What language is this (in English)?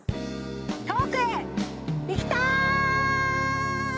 Japanese